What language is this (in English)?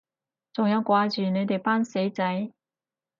Cantonese